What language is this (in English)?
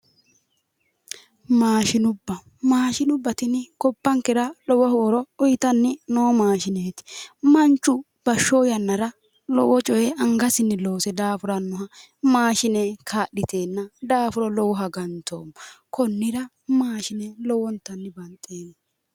Sidamo